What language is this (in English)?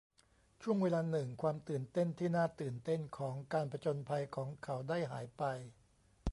Thai